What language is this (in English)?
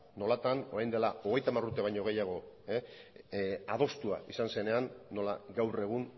Basque